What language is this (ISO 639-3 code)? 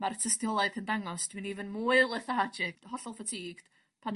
cym